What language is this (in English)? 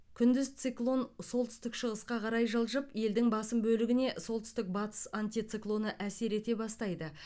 Kazakh